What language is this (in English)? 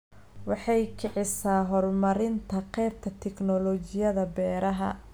Somali